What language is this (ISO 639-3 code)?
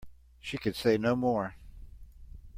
eng